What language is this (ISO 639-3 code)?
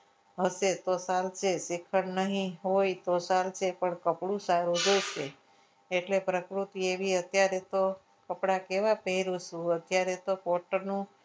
guj